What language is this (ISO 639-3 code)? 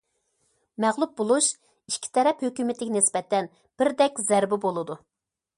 uig